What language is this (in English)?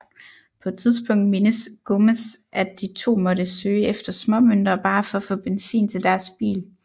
Danish